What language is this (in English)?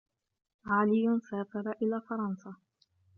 Arabic